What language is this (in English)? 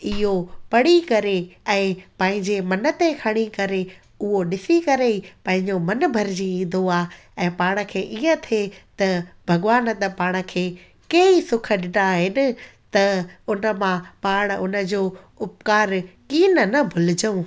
Sindhi